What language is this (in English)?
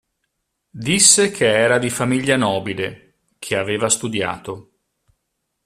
Italian